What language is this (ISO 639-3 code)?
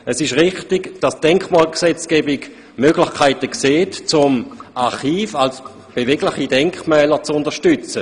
gsw